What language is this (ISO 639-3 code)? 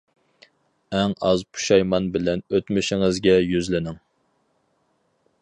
uig